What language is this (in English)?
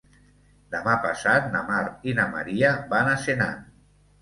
Catalan